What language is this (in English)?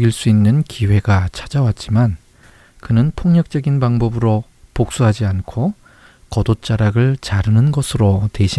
Korean